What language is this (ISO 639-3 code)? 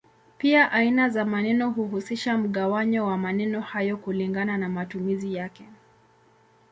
swa